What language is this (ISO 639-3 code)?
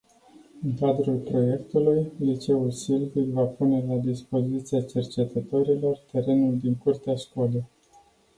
ron